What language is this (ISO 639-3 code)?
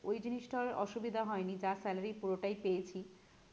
ben